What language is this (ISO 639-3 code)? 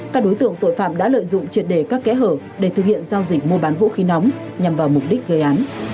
vie